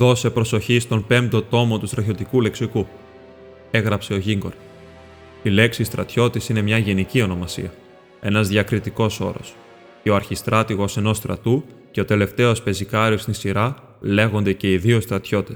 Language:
Greek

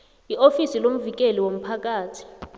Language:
South Ndebele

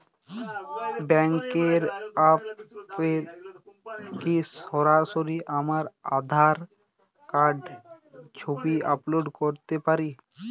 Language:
Bangla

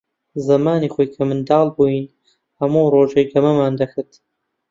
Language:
Central Kurdish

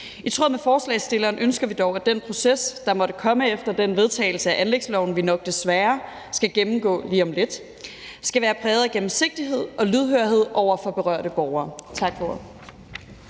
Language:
Danish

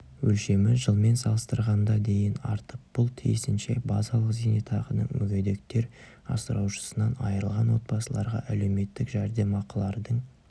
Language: Kazakh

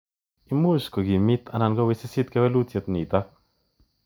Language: Kalenjin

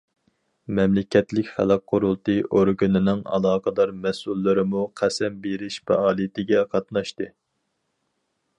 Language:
Uyghur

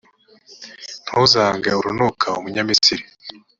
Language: Kinyarwanda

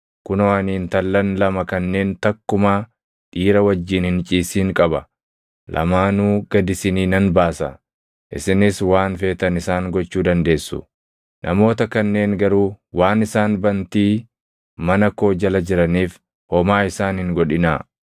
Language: Oromo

